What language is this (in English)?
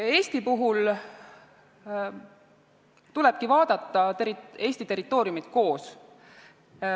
Estonian